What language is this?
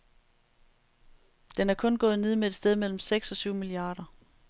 Danish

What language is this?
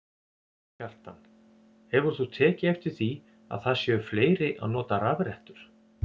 Icelandic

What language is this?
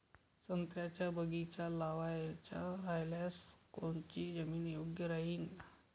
Marathi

